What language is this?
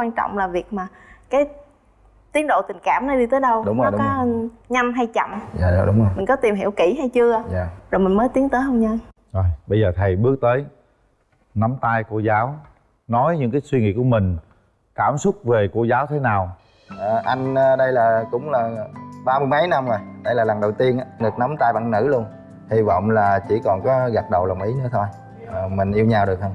Vietnamese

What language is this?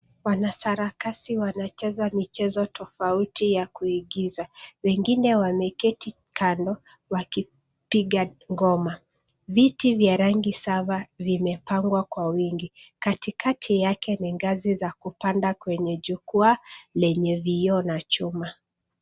Swahili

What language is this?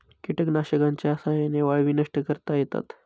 Marathi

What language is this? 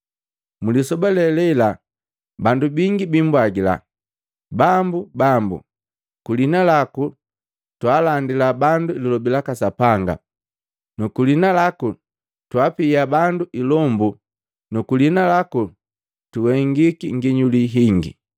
Matengo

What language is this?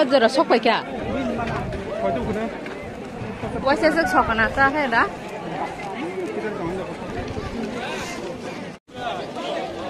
Bangla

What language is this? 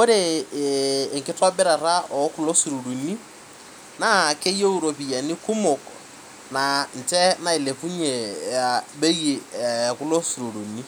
Masai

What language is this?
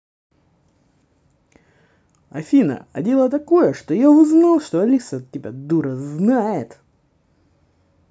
Russian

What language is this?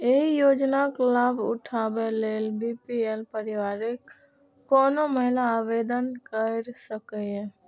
Maithili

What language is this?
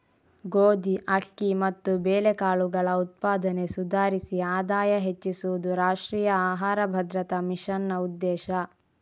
Kannada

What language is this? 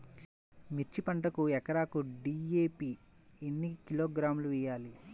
Telugu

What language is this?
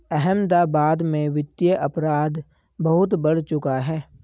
Hindi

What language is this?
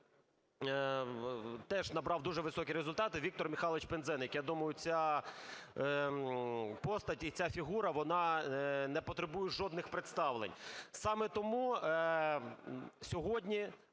Ukrainian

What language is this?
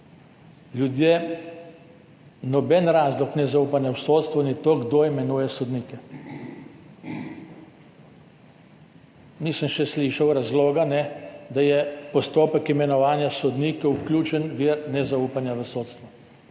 Slovenian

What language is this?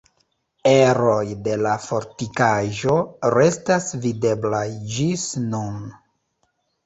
Esperanto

